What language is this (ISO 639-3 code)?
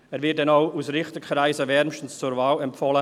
gsw